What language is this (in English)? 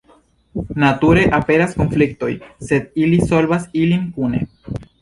Esperanto